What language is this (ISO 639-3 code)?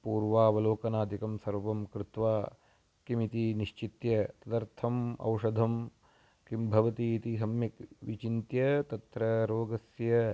san